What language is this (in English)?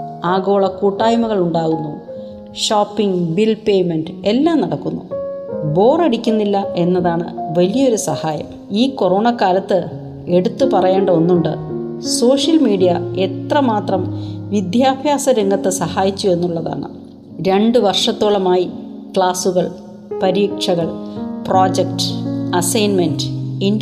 Malayalam